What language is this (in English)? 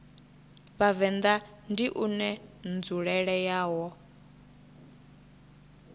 Venda